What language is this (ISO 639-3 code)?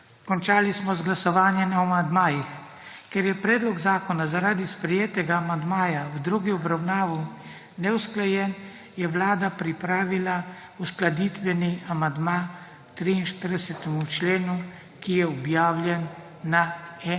slv